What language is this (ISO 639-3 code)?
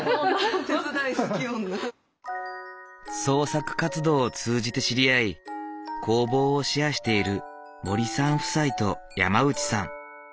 jpn